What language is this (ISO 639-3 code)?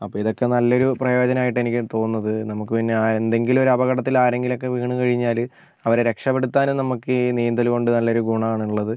mal